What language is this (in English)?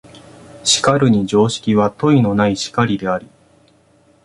Japanese